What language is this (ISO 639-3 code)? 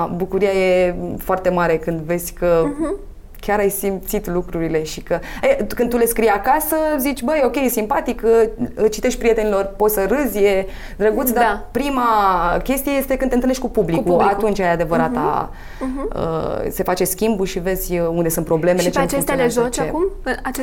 ron